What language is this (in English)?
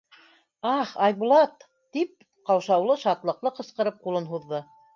Bashkir